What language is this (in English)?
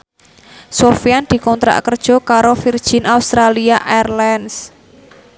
Javanese